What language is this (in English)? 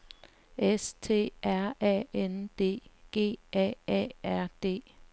Danish